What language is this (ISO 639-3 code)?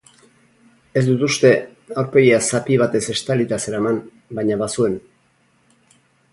eus